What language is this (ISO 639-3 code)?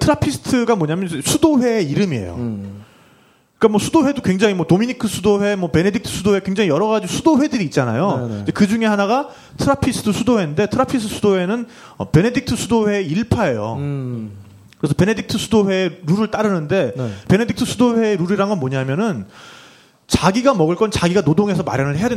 kor